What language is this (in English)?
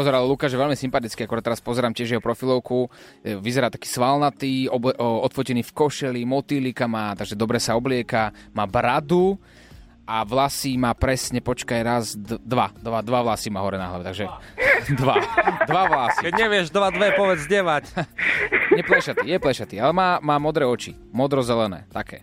Slovak